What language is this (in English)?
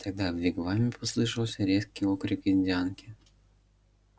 Russian